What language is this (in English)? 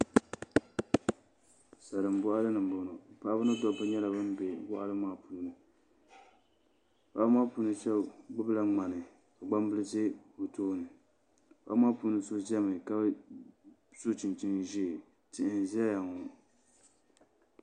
Dagbani